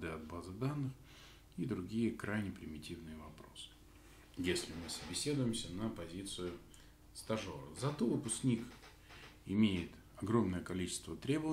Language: Russian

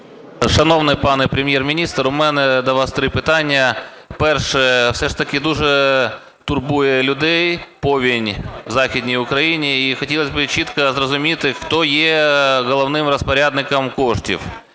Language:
Ukrainian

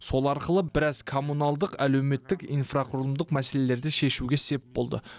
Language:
Kazakh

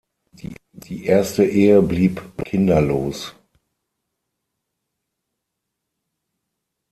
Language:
German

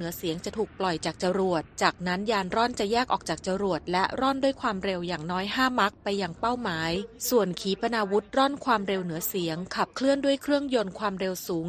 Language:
Thai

